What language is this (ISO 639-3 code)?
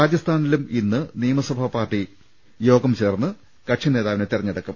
mal